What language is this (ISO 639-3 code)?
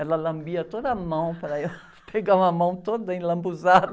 por